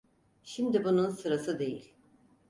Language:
Turkish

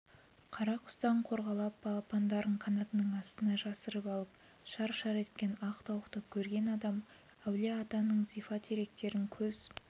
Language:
Kazakh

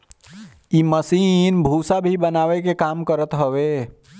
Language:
Bhojpuri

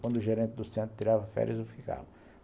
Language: Portuguese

